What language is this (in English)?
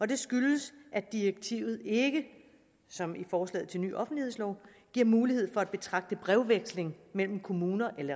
Danish